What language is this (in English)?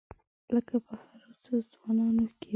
Pashto